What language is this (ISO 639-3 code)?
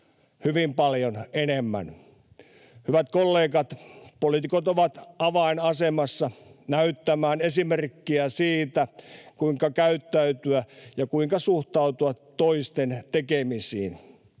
fin